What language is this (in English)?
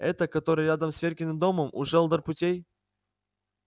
Russian